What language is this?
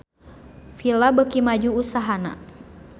Sundanese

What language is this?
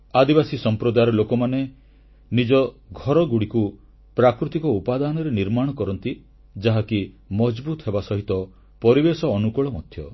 Odia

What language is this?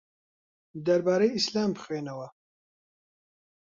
Central Kurdish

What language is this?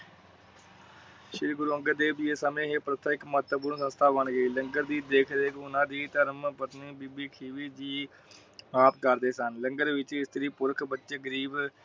Punjabi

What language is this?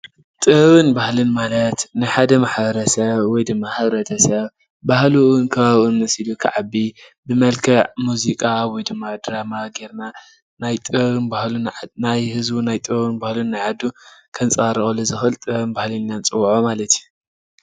Tigrinya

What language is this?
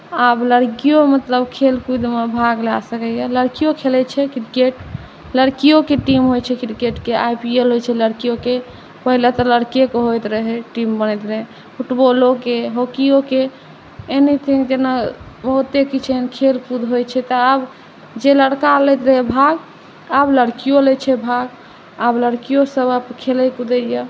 Maithili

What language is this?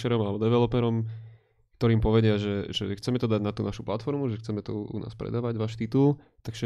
Slovak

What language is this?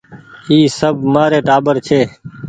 Goaria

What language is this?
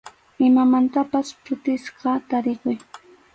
Arequipa-La Unión Quechua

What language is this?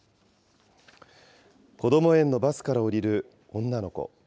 Japanese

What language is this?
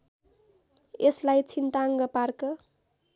Nepali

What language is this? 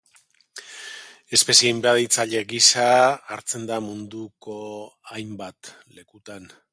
Basque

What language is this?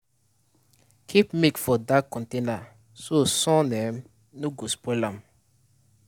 Nigerian Pidgin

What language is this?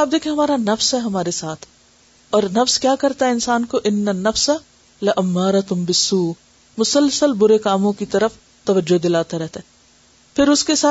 Urdu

